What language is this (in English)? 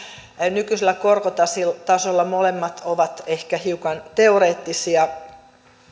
Finnish